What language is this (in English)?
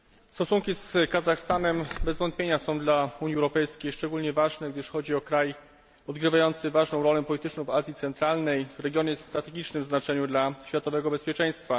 Polish